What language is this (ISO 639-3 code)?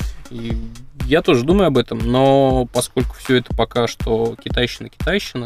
rus